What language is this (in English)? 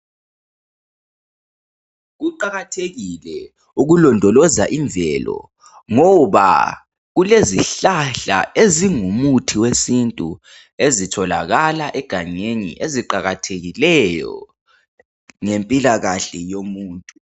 North Ndebele